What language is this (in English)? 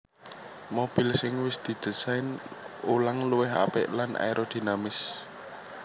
Javanese